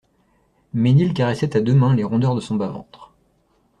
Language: French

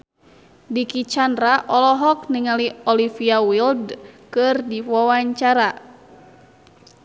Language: Sundanese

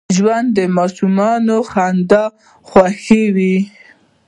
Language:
Pashto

